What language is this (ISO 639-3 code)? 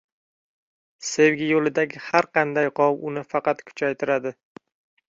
uzb